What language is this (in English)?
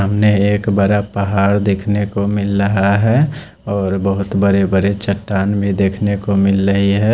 Hindi